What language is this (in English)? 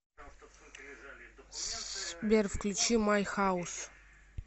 Russian